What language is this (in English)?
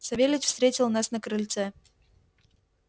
Russian